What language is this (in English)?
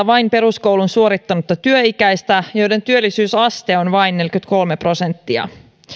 Finnish